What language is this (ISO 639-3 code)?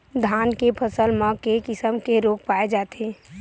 hne